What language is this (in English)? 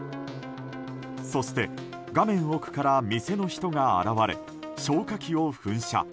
Japanese